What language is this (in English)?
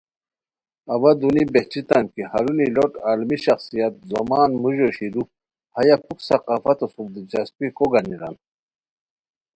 Khowar